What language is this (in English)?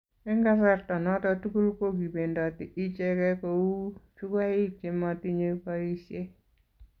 Kalenjin